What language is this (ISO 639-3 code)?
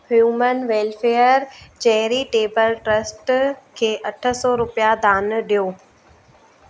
snd